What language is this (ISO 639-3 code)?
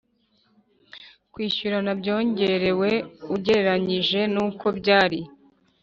kin